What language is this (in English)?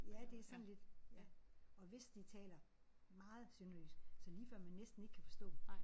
Danish